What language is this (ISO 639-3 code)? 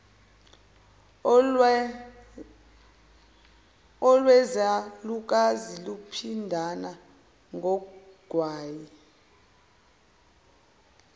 zul